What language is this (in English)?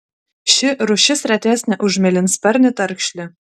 Lithuanian